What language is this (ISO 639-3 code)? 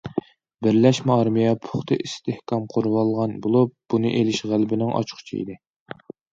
uig